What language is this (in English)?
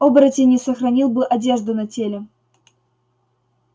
Russian